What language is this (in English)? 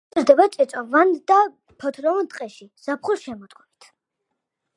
Georgian